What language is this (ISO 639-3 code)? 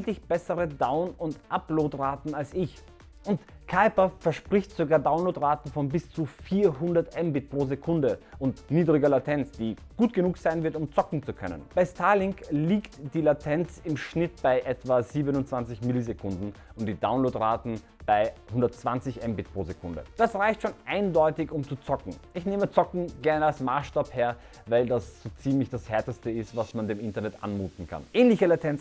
deu